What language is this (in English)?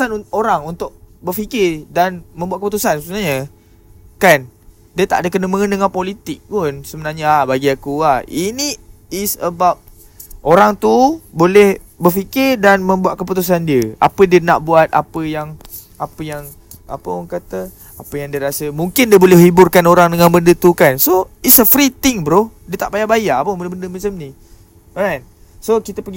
Malay